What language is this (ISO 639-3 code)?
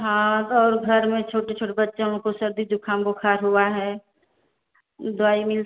hin